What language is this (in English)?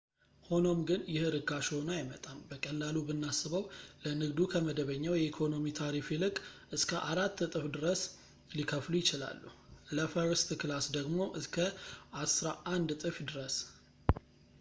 Amharic